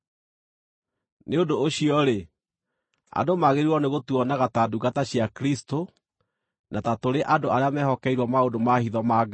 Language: Kikuyu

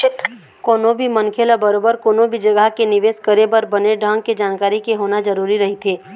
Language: Chhattisgarhi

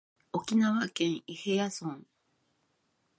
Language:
Japanese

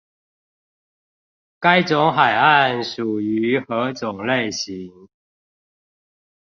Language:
Chinese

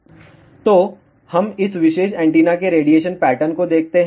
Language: Hindi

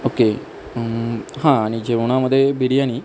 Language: Marathi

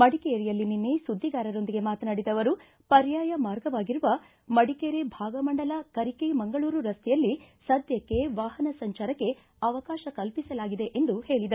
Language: Kannada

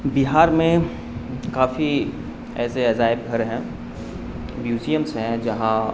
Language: Urdu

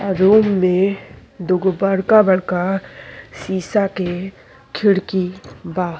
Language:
Bhojpuri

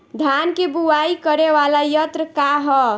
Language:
Bhojpuri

